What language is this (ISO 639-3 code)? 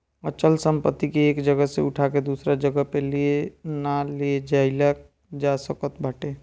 bho